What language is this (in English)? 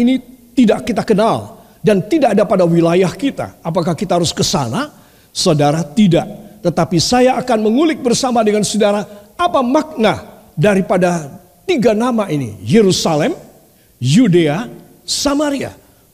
Indonesian